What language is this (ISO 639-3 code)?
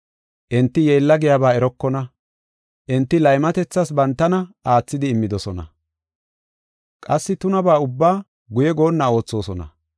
gof